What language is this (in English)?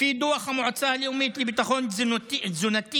Hebrew